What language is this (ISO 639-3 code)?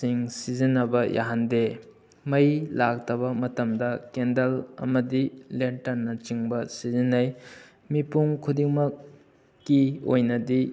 mni